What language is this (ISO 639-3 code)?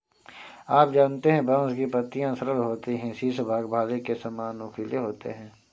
hin